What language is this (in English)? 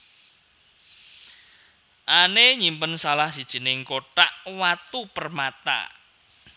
Javanese